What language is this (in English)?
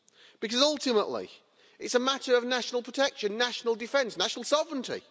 English